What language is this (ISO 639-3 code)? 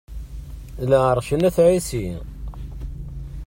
kab